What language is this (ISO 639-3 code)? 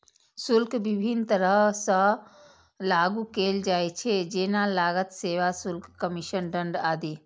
mai